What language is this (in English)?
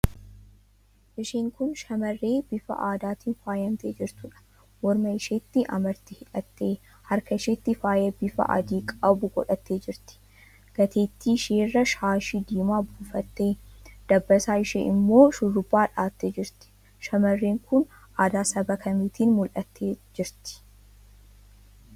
Oromo